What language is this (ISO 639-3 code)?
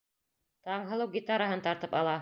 bak